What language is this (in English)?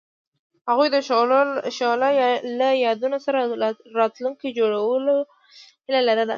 Pashto